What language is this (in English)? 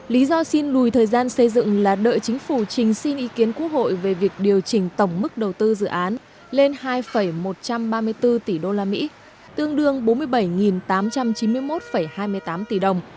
Vietnamese